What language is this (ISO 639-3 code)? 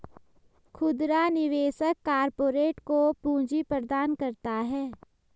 hin